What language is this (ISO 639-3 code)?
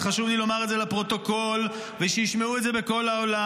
heb